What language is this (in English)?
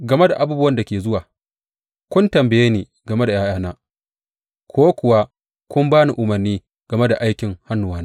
Hausa